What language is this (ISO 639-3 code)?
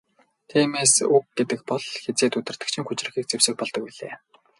mon